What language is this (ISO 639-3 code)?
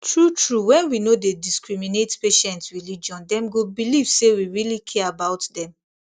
pcm